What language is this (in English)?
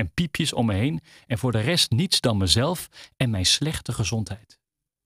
Dutch